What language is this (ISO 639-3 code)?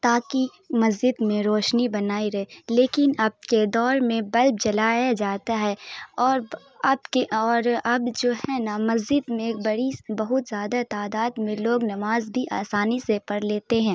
urd